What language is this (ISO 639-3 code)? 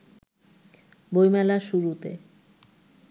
ben